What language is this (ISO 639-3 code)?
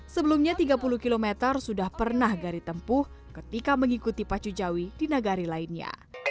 ind